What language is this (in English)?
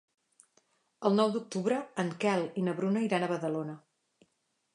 Catalan